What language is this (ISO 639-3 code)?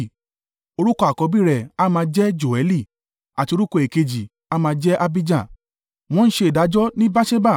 yor